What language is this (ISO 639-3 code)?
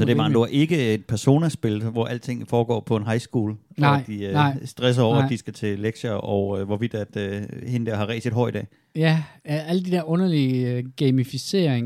dan